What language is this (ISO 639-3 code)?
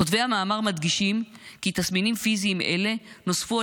heb